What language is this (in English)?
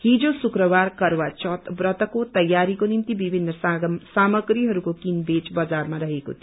Nepali